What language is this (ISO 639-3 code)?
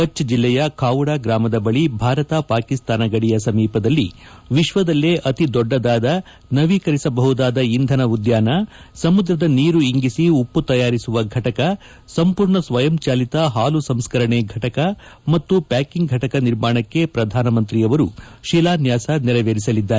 kan